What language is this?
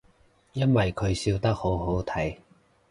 Cantonese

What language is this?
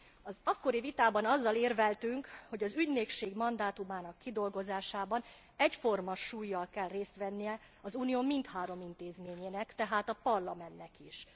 Hungarian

